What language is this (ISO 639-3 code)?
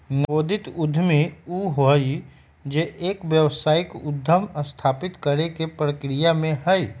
mag